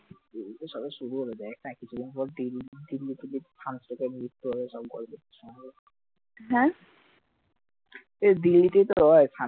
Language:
Bangla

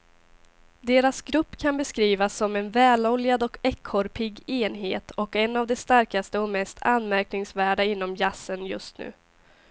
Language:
Swedish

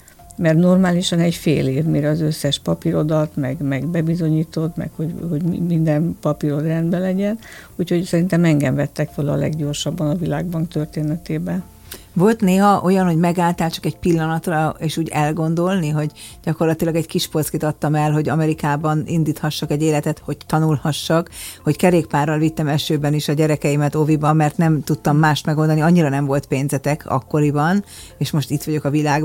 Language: Hungarian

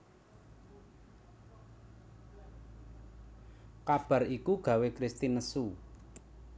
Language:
Javanese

